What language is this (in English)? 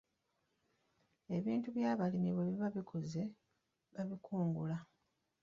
Ganda